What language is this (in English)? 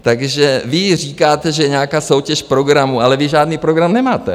Czech